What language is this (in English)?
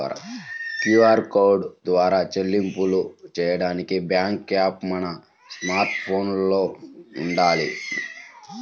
Telugu